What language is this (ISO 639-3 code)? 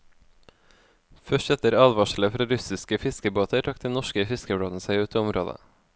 nor